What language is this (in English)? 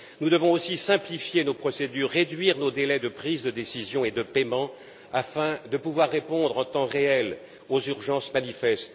French